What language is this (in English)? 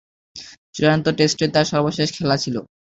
Bangla